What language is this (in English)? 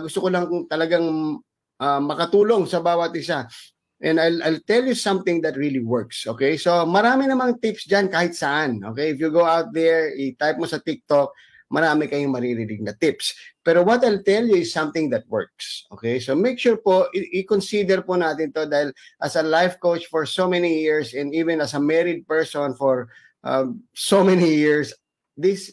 Filipino